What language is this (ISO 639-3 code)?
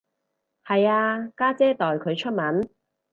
yue